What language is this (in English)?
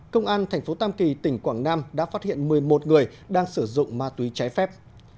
Vietnamese